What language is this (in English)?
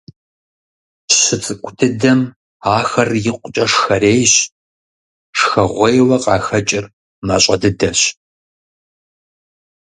Kabardian